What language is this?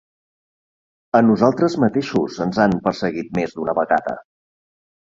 Catalan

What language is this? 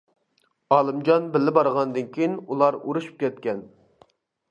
Uyghur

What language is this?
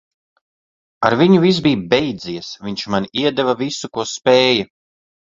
Latvian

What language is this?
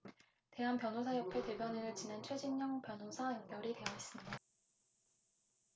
Korean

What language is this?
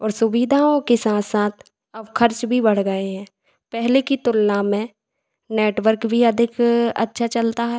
Hindi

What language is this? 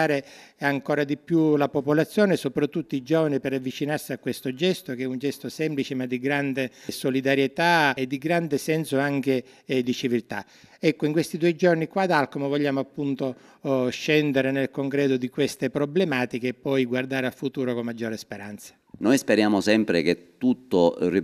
Italian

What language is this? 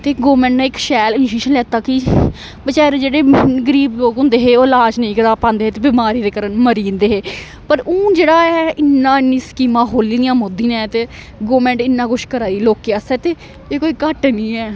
Dogri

